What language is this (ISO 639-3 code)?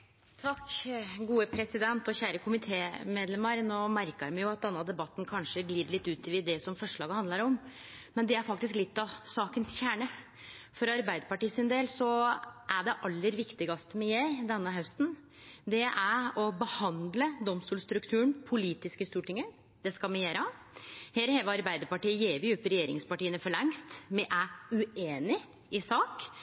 nor